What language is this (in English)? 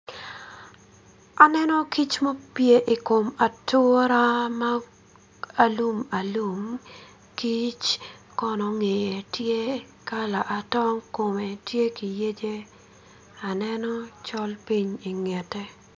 Acoli